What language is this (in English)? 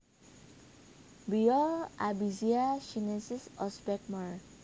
Javanese